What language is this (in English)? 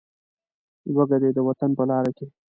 Pashto